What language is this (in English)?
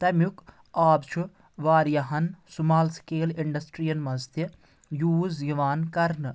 Kashmiri